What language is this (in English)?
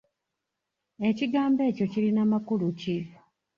Ganda